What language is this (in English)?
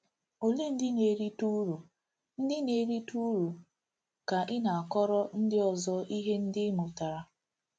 Igbo